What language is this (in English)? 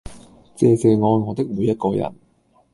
Cantonese